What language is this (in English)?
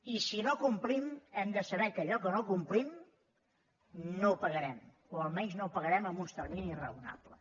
Catalan